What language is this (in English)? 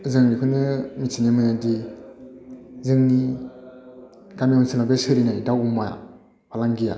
Bodo